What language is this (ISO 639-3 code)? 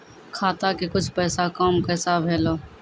mai